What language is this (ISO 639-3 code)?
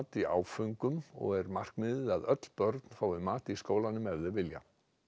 isl